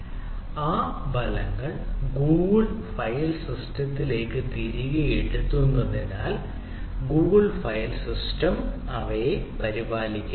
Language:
Malayalam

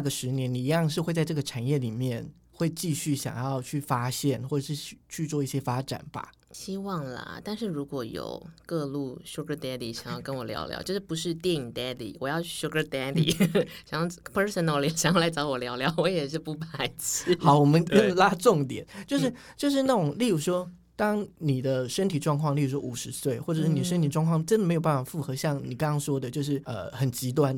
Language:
Chinese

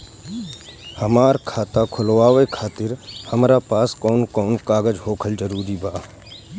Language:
Bhojpuri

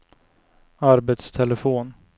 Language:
Swedish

